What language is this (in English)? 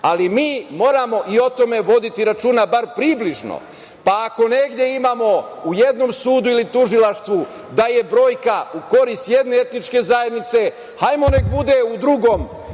Serbian